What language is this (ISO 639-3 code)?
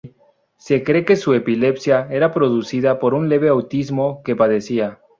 spa